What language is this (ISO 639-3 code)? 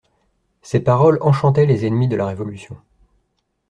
fra